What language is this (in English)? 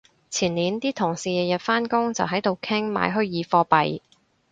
Cantonese